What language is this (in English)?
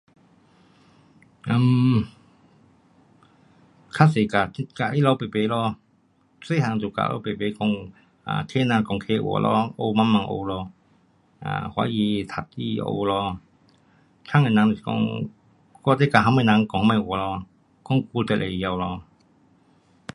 Pu-Xian Chinese